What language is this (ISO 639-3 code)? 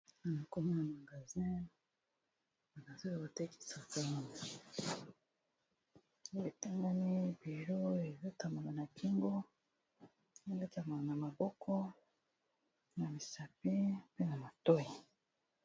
lin